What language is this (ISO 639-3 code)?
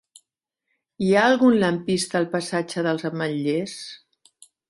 cat